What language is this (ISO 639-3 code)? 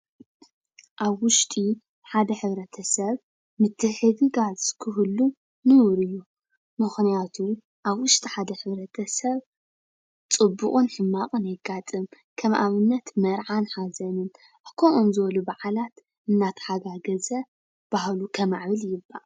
tir